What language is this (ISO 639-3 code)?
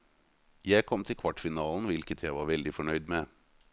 nor